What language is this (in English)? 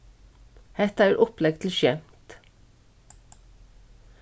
Faroese